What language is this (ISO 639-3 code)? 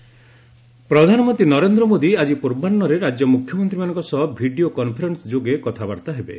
ori